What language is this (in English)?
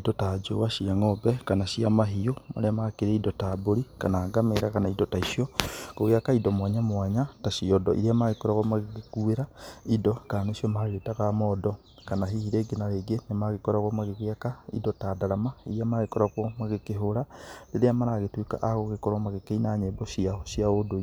Kikuyu